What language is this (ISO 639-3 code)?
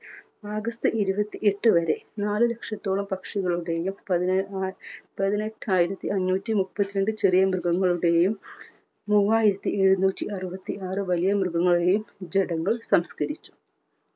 mal